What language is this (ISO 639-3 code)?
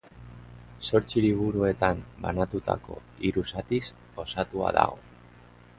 eus